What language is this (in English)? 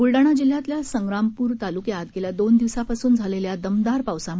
Marathi